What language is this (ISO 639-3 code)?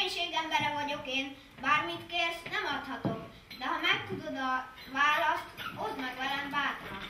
hun